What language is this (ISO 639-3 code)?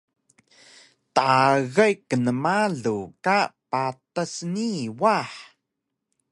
trv